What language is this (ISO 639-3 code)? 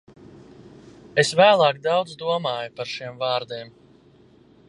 lav